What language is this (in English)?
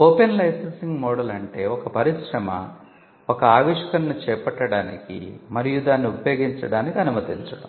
Telugu